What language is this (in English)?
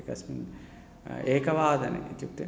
Sanskrit